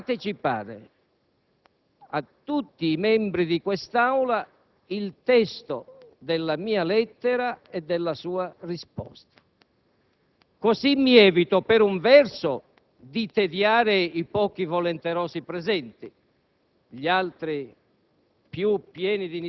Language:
Italian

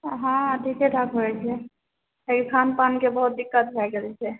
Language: Maithili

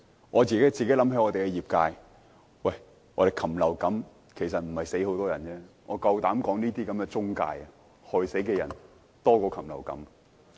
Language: Cantonese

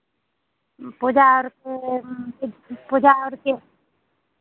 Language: Hindi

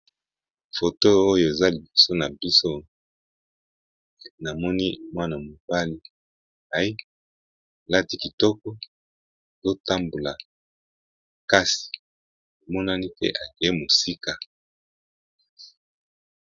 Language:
Lingala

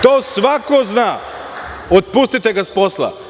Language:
Serbian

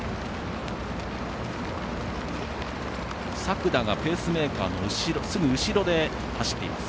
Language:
Japanese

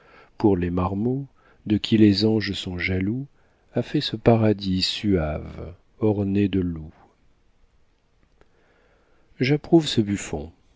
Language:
French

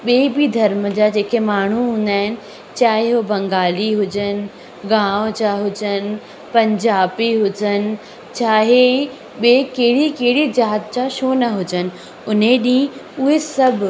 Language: Sindhi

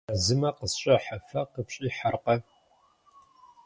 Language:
Kabardian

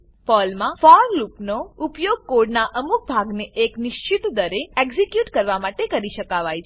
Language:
Gujarati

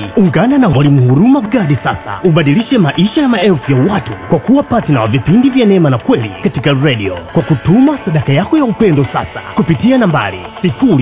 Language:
Swahili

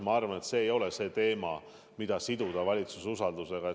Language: Estonian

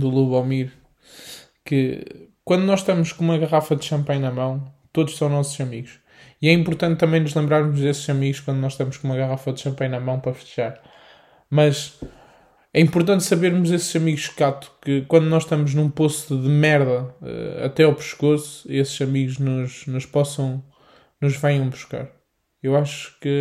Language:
Portuguese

